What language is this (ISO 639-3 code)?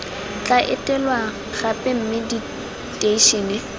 tsn